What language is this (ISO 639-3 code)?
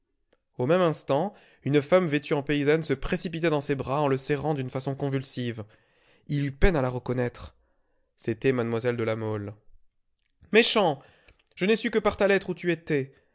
fra